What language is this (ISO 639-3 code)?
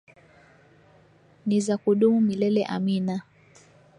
swa